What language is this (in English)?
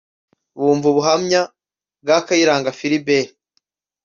Kinyarwanda